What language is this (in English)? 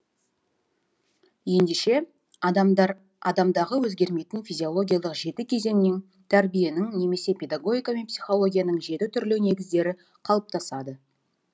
Kazakh